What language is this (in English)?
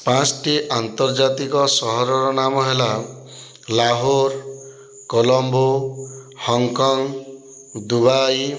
Odia